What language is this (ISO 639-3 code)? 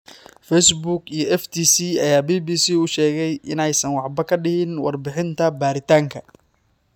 som